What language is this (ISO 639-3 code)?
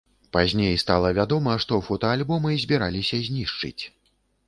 bel